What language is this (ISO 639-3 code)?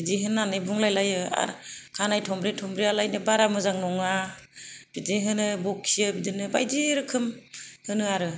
brx